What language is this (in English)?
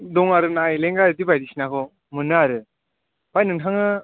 Bodo